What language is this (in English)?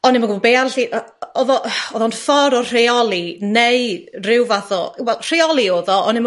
Welsh